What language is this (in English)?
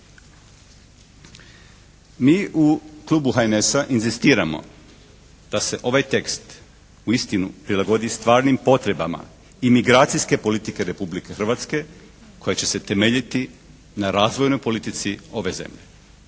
Croatian